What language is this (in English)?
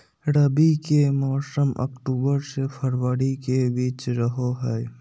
Magahi